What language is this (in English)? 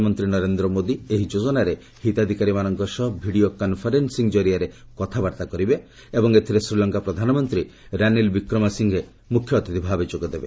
Odia